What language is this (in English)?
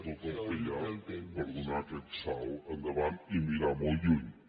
Catalan